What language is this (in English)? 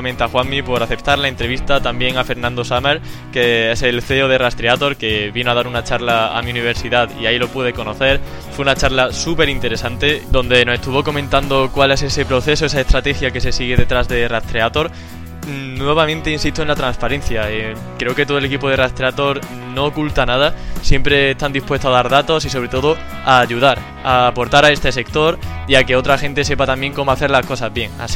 Spanish